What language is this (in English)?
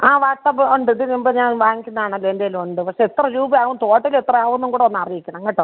Malayalam